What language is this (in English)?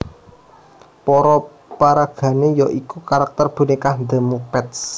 Javanese